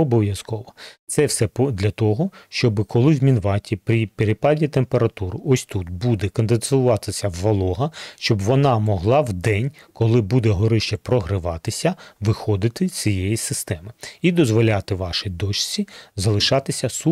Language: Ukrainian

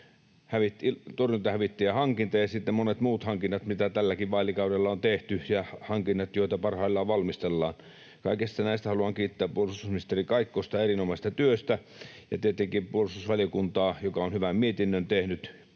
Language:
Finnish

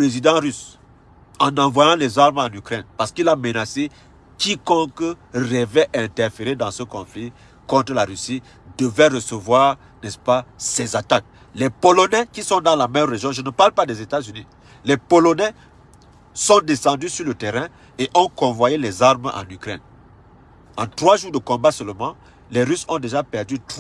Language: French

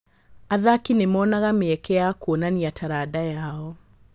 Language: Kikuyu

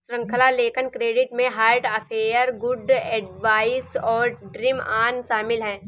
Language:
Hindi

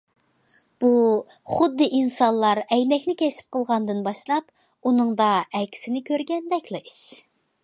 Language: Uyghur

